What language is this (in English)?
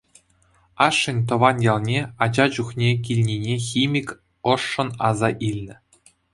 Chuvash